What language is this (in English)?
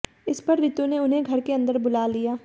Hindi